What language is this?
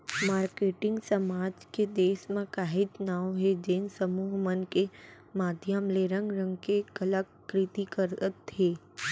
Chhattisgarhi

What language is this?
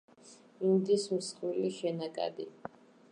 Georgian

